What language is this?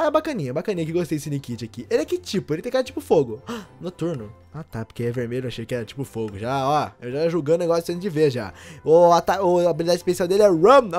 Portuguese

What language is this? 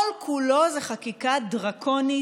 Hebrew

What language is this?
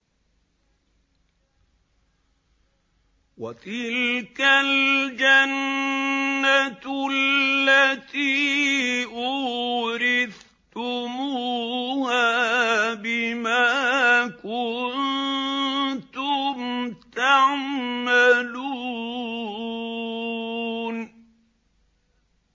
Arabic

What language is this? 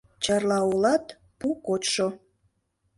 Mari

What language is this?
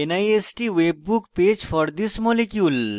Bangla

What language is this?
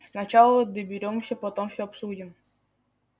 Russian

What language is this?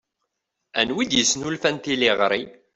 Kabyle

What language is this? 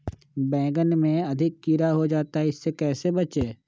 Magahi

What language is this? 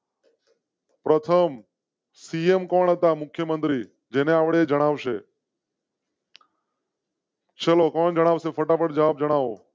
Gujarati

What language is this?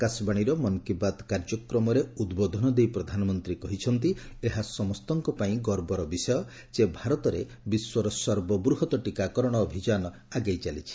Odia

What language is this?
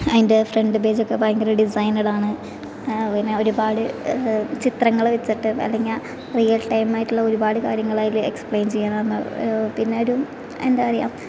Malayalam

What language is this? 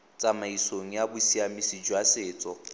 Tswana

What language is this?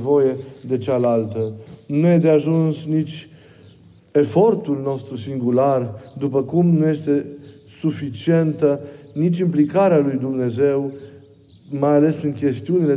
Romanian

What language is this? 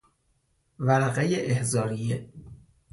Persian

